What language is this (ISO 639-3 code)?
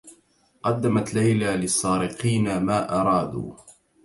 ara